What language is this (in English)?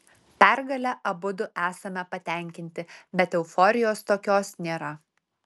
Lithuanian